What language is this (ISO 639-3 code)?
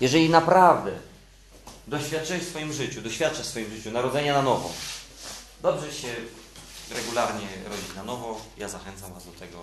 pol